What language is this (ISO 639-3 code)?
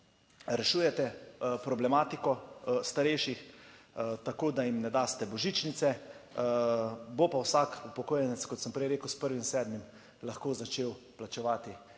slv